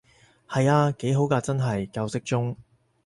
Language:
Cantonese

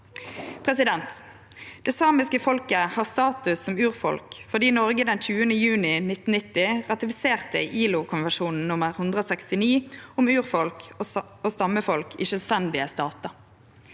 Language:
Norwegian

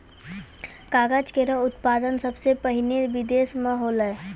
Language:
Maithili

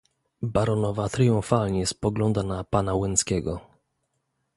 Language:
Polish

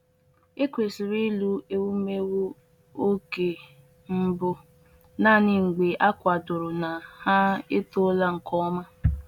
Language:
Igbo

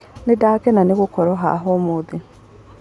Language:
Kikuyu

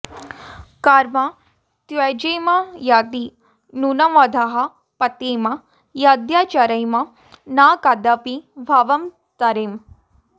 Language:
Sanskrit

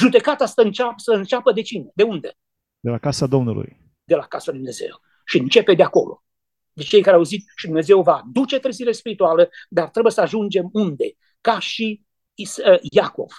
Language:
Romanian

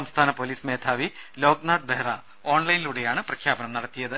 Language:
Malayalam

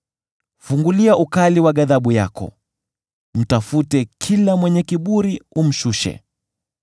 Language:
Swahili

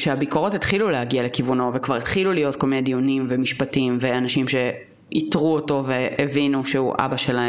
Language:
Hebrew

